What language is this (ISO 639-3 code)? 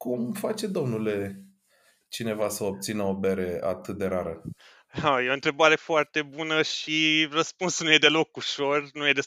ron